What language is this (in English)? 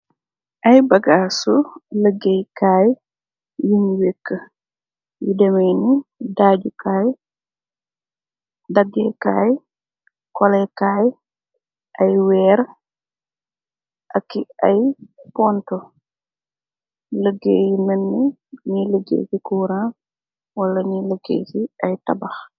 Wolof